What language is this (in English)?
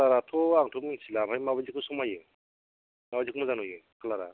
Bodo